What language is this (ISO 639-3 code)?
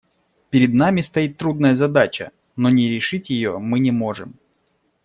rus